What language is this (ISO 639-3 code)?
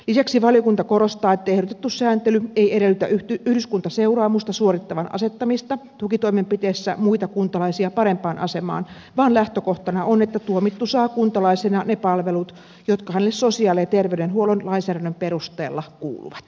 fin